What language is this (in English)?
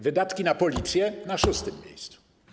Polish